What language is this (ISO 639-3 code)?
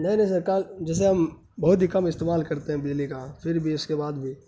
urd